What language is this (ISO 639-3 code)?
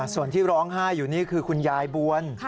tha